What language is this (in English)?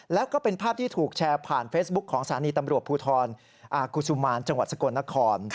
Thai